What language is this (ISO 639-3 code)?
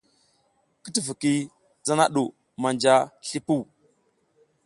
giz